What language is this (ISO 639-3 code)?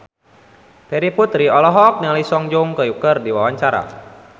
sun